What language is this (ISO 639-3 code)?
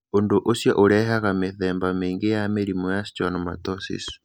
kik